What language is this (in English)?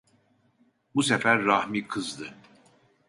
Turkish